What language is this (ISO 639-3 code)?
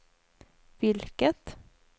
swe